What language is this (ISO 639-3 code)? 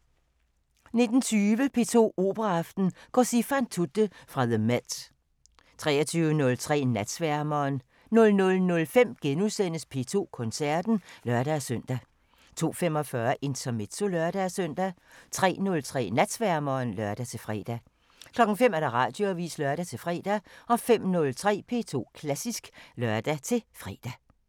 dan